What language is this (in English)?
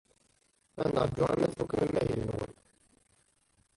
Kabyle